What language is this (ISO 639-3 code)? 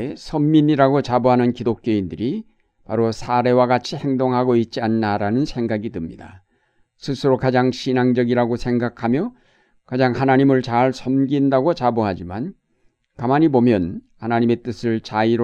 kor